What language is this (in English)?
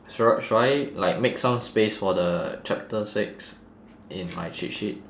English